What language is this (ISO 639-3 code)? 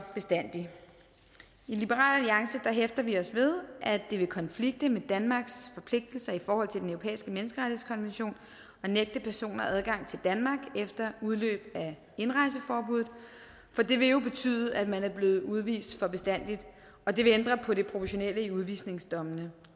dan